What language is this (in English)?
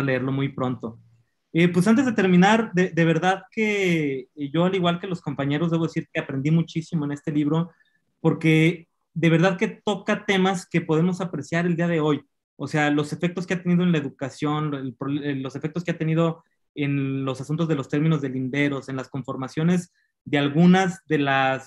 Spanish